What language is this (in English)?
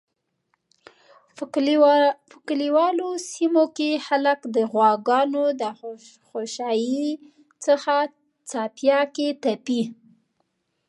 Pashto